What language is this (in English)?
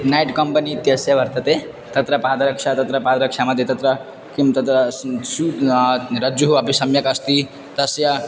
Sanskrit